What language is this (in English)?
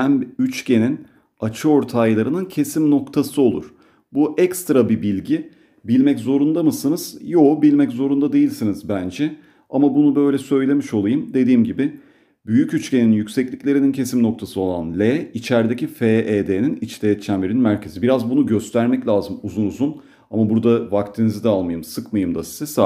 Turkish